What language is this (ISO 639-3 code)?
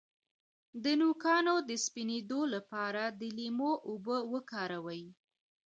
pus